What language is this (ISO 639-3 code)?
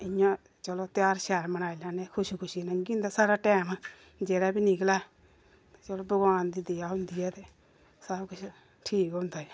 doi